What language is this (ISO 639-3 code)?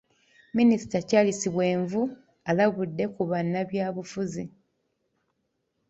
lug